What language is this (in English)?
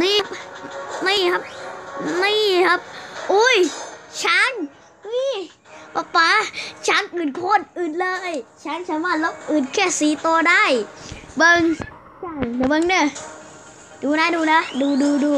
Thai